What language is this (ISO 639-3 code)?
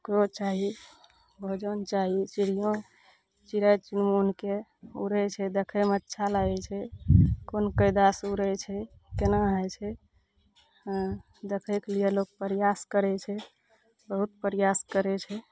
mai